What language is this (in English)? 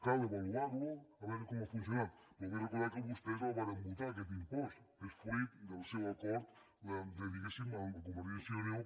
Catalan